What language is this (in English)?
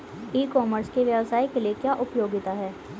Hindi